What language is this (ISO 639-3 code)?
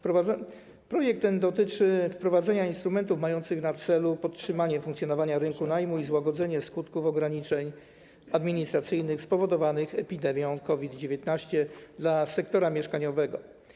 pol